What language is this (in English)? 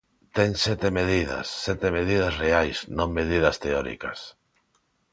Galician